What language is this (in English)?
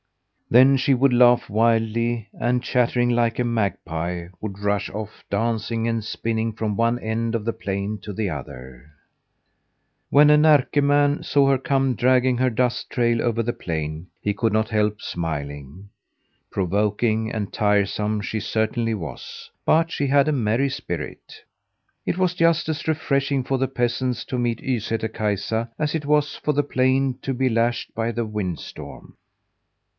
English